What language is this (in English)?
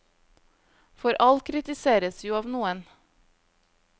Norwegian